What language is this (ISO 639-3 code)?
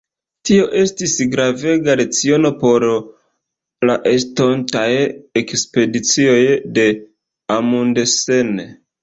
epo